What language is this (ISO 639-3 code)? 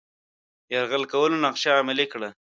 pus